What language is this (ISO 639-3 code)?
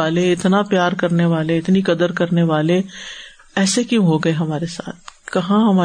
urd